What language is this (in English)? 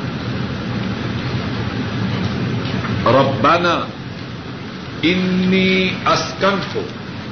Urdu